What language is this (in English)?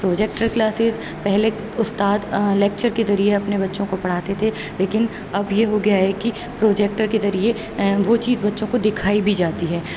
Urdu